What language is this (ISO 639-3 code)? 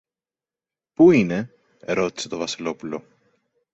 ell